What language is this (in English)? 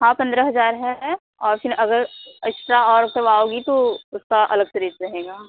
Hindi